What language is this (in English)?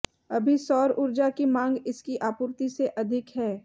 Hindi